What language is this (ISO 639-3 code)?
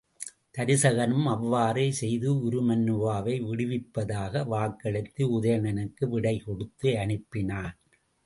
tam